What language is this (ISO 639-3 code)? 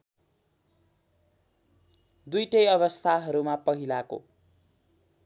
nep